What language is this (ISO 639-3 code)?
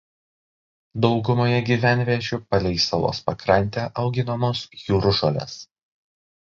lit